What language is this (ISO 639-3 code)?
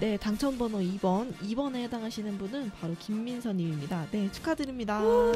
kor